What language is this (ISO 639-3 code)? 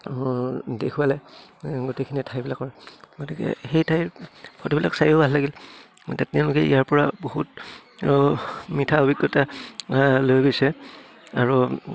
asm